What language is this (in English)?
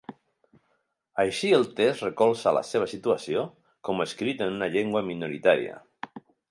Catalan